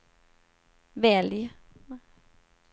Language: Swedish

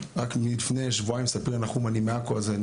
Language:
Hebrew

